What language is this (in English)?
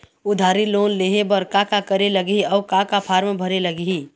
Chhattisgarhi